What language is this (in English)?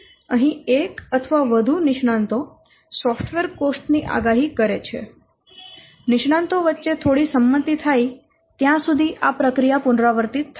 Gujarati